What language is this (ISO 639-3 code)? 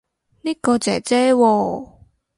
yue